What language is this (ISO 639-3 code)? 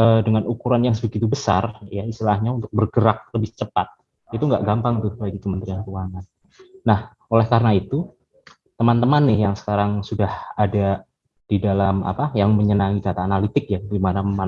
ind